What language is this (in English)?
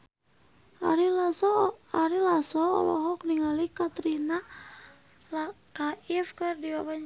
Sundanese